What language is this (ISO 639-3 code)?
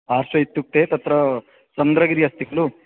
san